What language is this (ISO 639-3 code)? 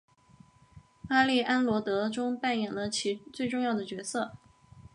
zho